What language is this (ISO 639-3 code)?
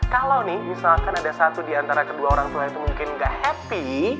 ind